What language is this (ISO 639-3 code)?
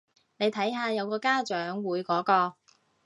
yue